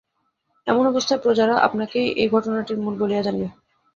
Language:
Bangla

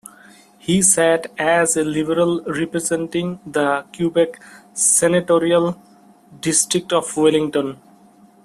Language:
English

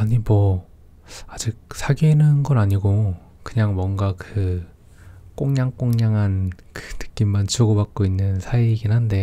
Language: Korean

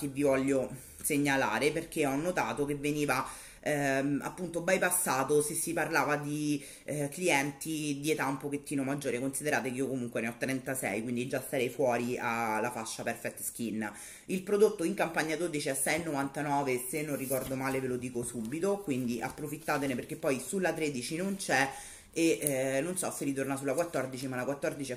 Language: Italian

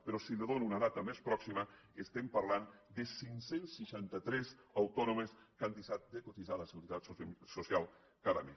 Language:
Catalan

